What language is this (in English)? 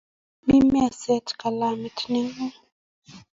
Kalenjin